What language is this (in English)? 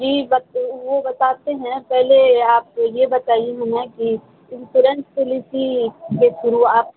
Urdu